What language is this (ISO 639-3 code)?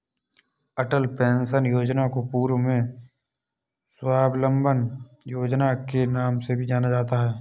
hin